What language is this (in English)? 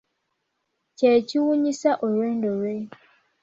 Ganda